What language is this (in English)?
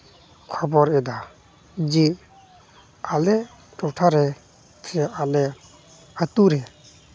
Santali